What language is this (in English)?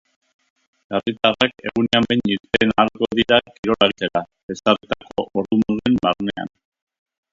Basque